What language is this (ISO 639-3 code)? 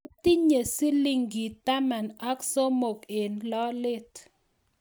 kln